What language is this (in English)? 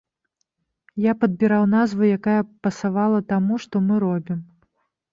Belarusian